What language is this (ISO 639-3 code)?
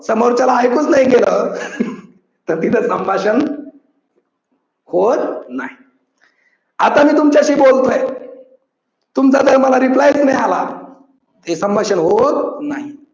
mar